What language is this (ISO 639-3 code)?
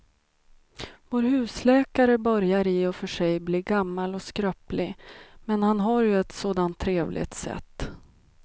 swe